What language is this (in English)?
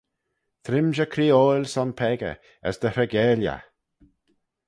Manx